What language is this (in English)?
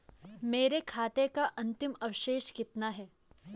Hindi